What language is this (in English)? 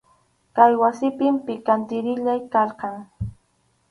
Arequipa-La Unión Quechua